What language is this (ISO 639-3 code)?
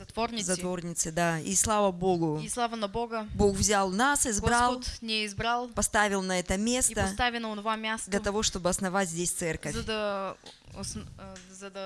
rus